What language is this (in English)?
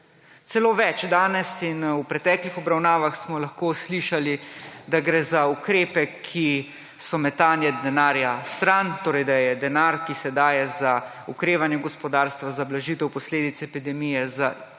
Slovenian